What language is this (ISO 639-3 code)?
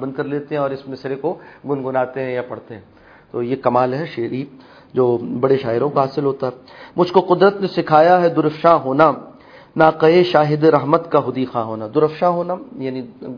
urd